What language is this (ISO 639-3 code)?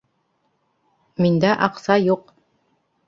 bak